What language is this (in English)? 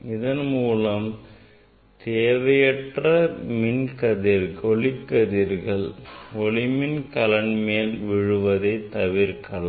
Tamil